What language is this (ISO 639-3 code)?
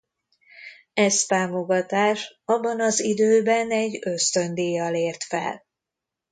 hun